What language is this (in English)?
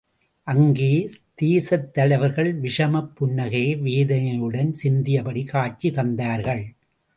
Tamil